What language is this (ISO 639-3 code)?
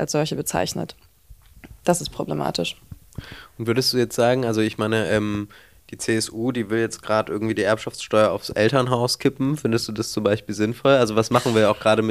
deu